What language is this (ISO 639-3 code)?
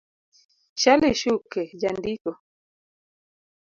luo